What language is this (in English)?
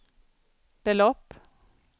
Swedish